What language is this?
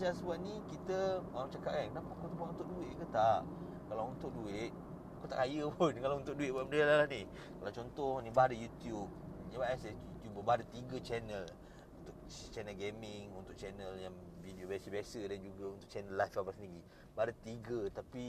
Malay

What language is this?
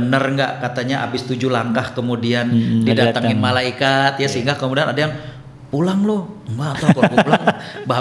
Indonesian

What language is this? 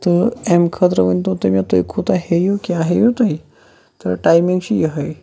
Kashmiri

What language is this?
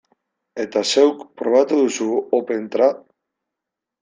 Basque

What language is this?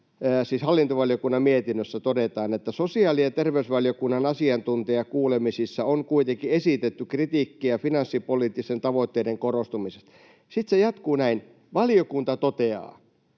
Finnish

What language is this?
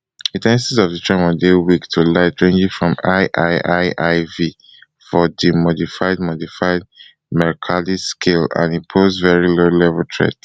Nigerian Pidgin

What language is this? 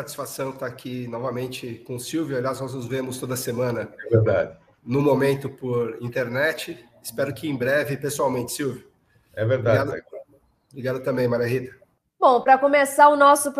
Portuguese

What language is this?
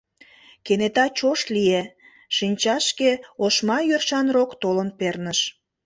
Mari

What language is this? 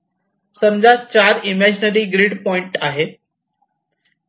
Marathi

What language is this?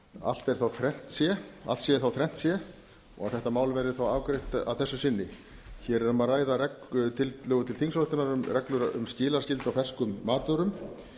Icelandic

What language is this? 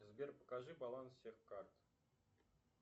Russian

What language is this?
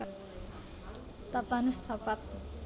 Javanese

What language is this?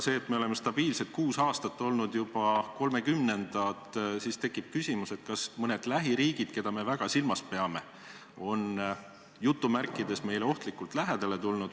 Estonian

